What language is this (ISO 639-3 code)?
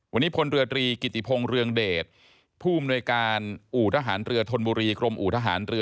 tha